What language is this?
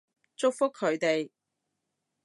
Cantonese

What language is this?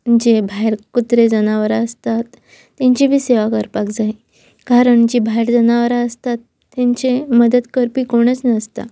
Konkani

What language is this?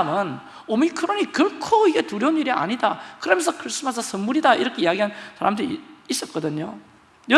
Korean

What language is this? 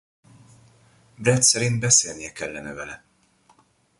Hungarian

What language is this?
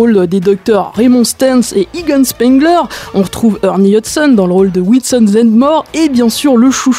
French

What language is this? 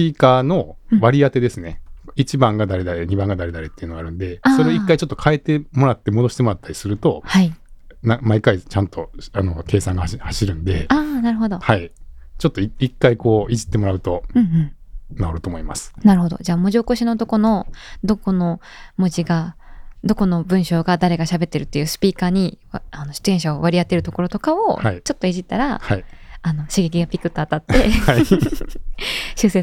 Japanese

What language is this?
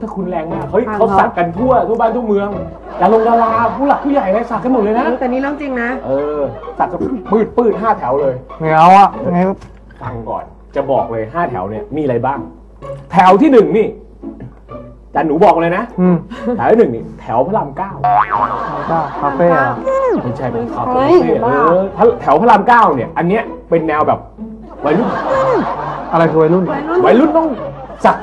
Thai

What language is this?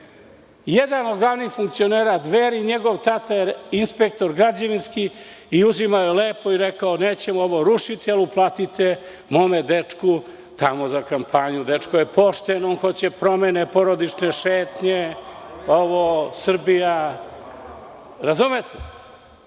Serbian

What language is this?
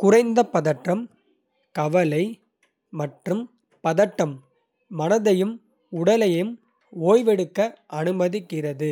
Kota (India)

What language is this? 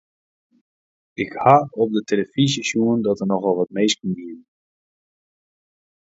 Western Frisian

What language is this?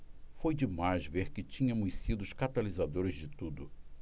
Portuguese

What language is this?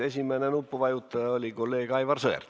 Estonian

